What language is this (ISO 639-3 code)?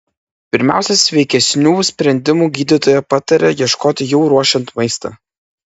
lit